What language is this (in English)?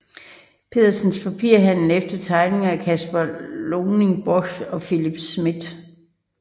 Danish